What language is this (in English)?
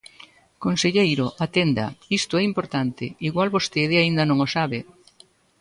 Galician